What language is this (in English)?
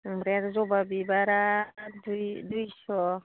Bodo